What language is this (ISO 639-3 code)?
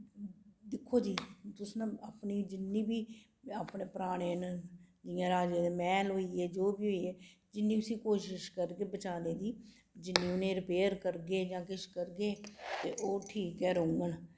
doi